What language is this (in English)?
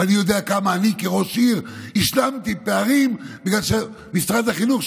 Hebrew